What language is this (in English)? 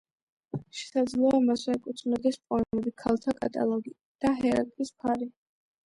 Georgian